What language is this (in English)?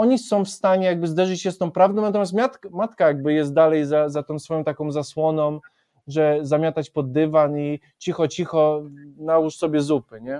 Polish